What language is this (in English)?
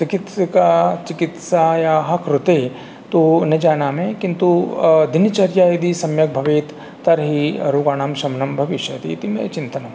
Sanskrit